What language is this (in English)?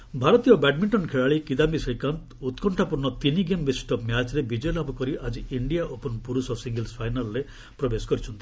Odia